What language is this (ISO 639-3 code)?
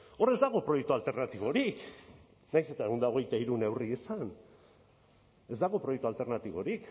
eus